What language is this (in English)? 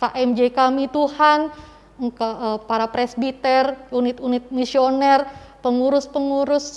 Indonesian